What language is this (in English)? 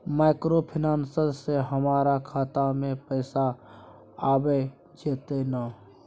Maithili